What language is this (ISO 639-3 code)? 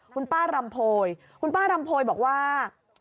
tha